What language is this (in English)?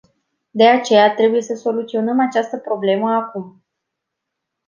Romanian